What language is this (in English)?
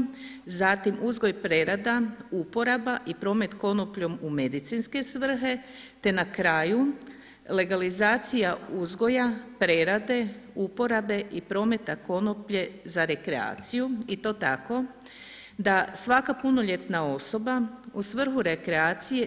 Croatian